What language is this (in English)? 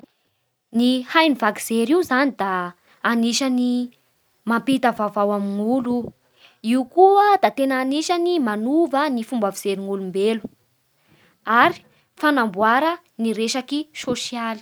Bara Malagasy